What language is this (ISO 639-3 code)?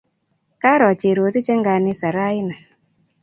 kln